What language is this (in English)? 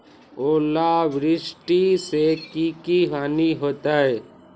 Magahi